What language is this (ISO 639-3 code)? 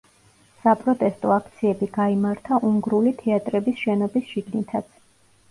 kat